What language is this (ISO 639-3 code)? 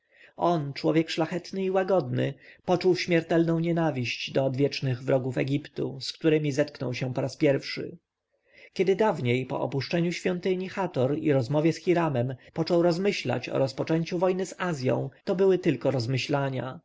pol